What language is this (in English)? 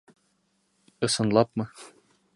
Bashkir